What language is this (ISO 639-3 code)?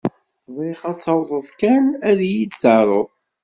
kab